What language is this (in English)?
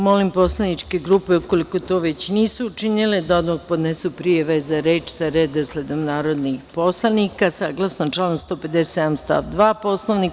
Serbian